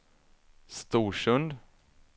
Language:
Swedish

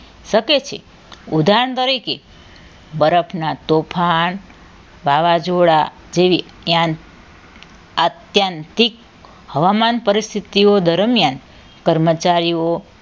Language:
Gujarati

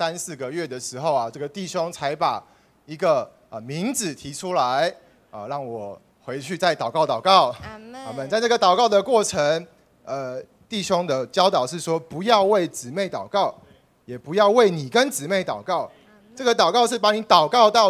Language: Chinese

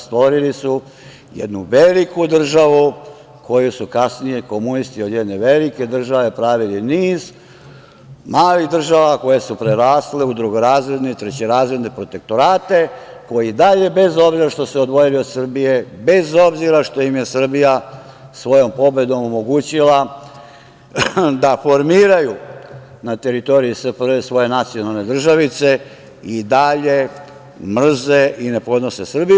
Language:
Serbian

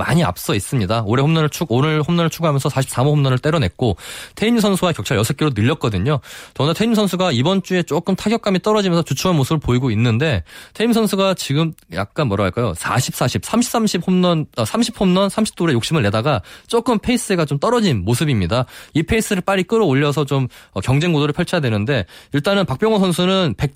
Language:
Korean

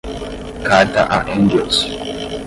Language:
Portuguese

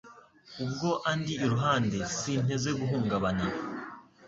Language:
Kinyarwanda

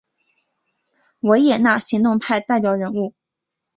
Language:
Chinese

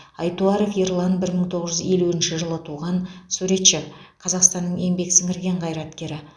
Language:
Kazakh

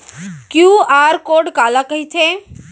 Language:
Chhattisgarhi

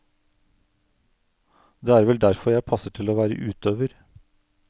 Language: Norwegian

